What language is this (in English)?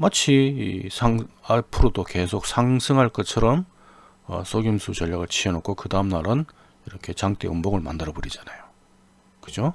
Korean